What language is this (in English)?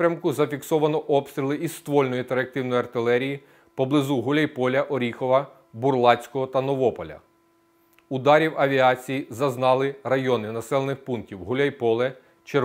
Ukrainian